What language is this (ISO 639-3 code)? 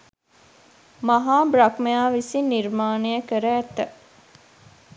sin